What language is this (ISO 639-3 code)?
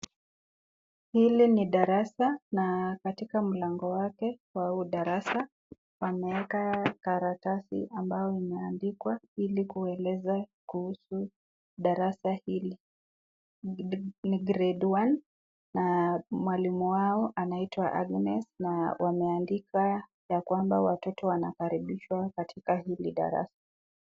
swa